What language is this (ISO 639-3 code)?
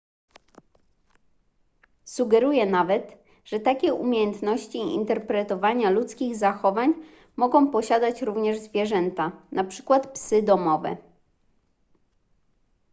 pol